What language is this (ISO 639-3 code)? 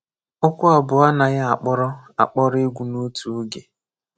ibo